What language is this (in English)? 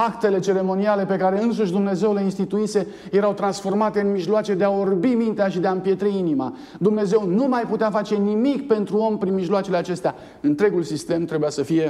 Romanian